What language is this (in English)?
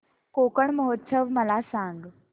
Marathi